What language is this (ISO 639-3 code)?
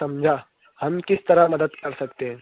urd